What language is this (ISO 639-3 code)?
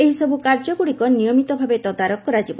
ori